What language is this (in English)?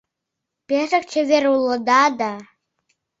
Mari